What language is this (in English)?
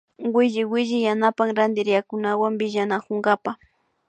Imbabura Highland Quichua